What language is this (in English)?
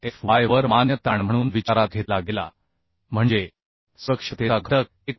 Marathi